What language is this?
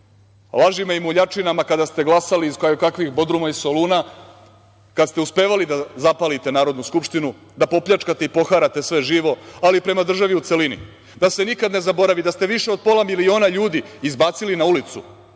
Serbian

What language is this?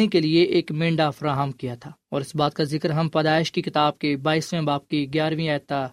Urdu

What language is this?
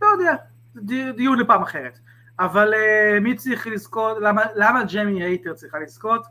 Hebrew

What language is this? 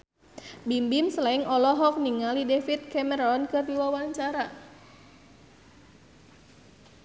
Sundanese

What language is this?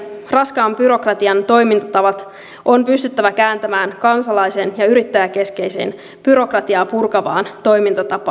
Finnish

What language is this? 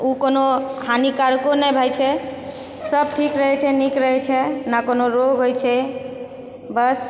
Maithili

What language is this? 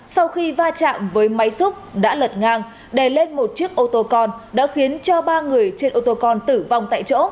Vietnamese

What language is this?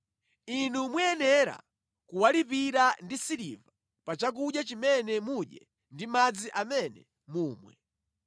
Nyanja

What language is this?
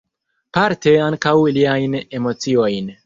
Esperanto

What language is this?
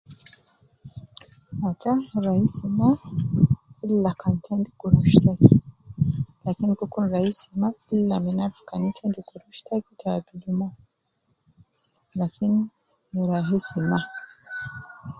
Nubi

